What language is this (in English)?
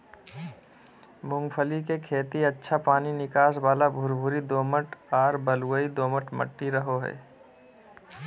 Magahi